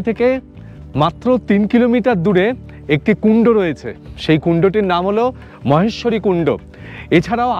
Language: Bangla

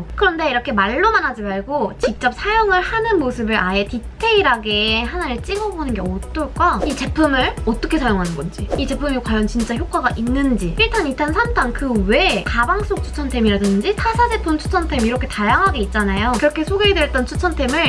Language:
Korean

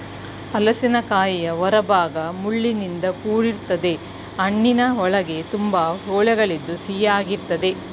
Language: Kannada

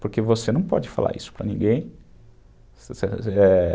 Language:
Portuguese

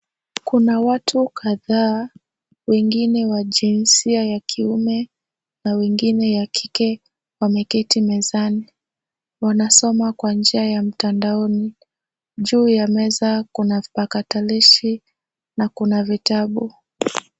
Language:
Swahili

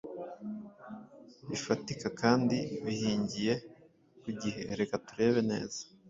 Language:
Kinyarwanda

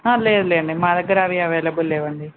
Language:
Telugu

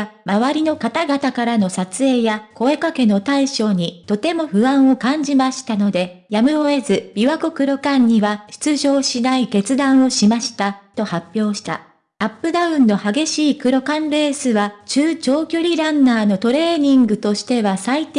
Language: Japanese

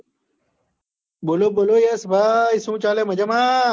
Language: Gujarati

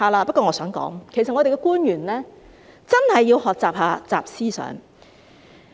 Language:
Cantonese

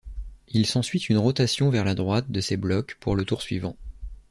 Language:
French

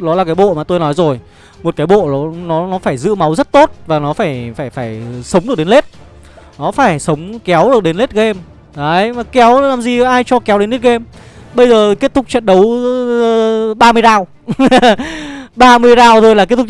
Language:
Vietnamese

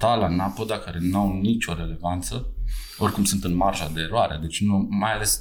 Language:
Romanian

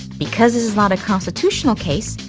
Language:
English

